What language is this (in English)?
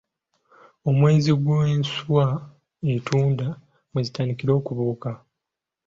Ganda